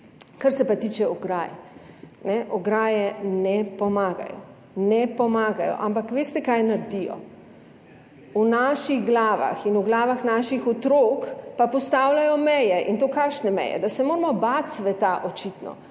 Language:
Slovenian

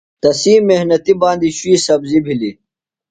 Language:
Phalura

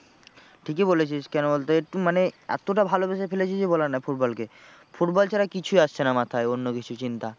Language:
Bangla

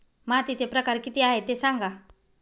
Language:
Marathi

